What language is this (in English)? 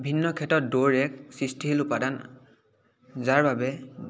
Assamese